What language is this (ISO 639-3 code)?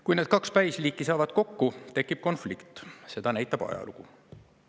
est